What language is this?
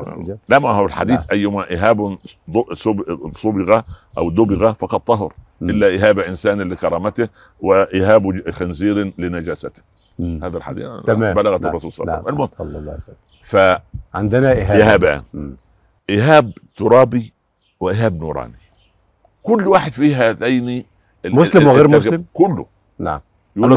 Arabic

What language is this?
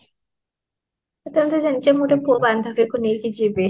Odia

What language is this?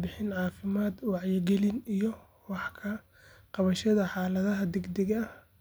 Somali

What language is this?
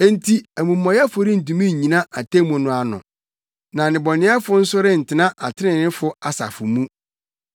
Akan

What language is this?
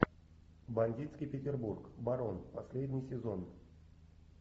Russian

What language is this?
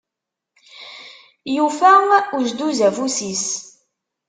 Kabyle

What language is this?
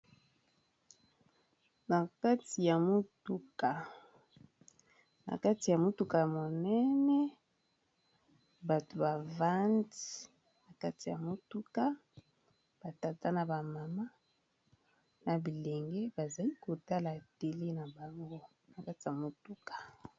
Lingala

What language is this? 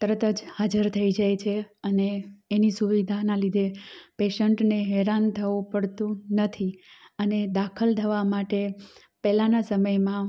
Gujarati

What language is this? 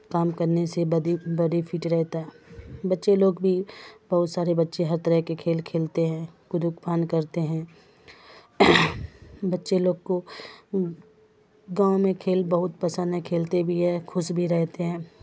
Urdu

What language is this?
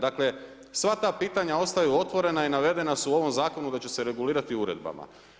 Croatian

